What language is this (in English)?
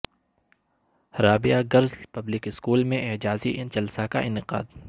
Urdu